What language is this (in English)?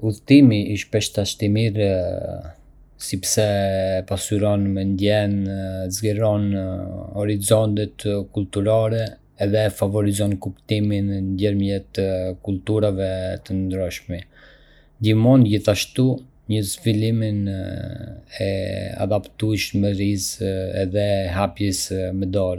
Arbëreshë Albanian